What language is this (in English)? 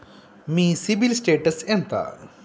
Telugu